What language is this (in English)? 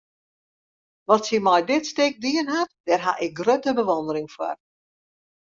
Western Frisian